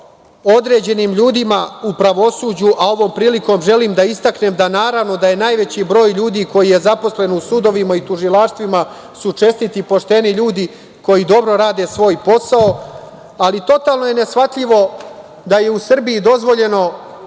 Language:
Serbian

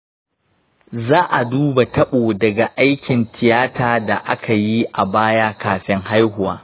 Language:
Hausa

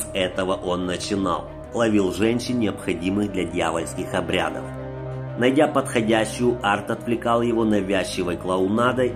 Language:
Russian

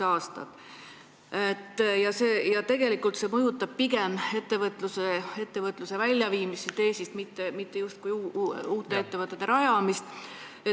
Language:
Estonian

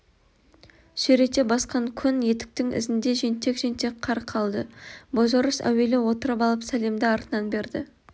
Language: Kazakh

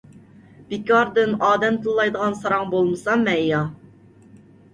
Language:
Uyghur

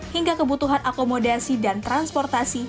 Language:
Indonesian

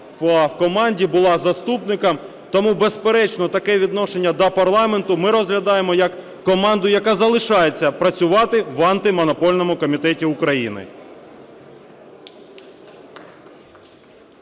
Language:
Ukrainian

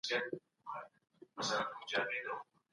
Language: Pashto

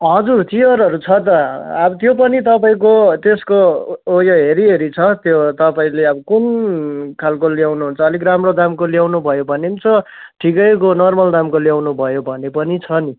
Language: Nepali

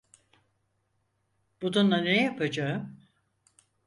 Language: Turkish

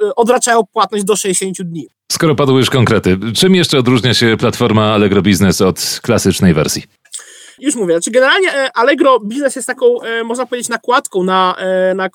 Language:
Polish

